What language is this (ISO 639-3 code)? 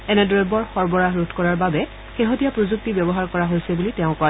asm